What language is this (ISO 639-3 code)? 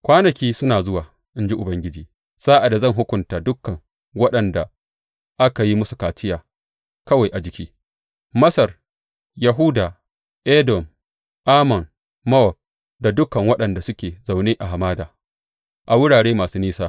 hau